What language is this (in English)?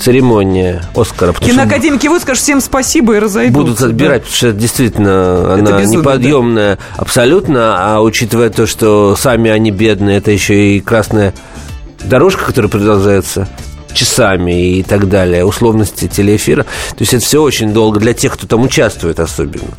Russian